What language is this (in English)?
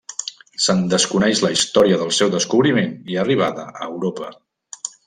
Catalan